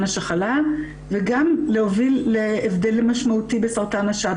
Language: Hebrew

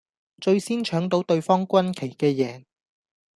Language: Cantonese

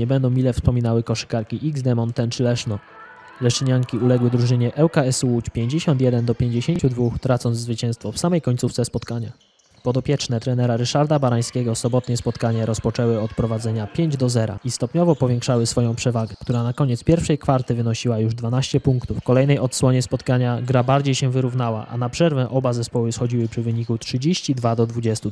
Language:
Polish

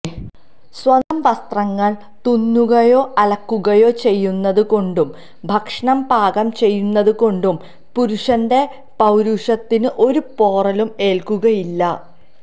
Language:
Malayalam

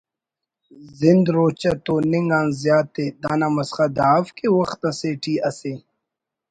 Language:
Brahui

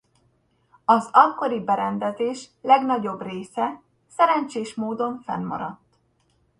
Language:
Hungarian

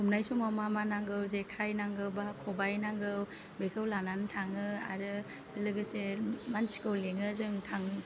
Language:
Bodo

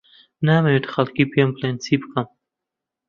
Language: Central Kurdish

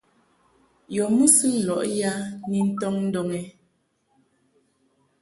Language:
Mungaka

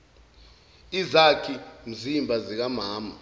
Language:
Zulu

